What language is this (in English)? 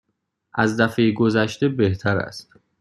Persian